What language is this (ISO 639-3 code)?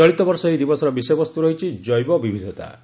ori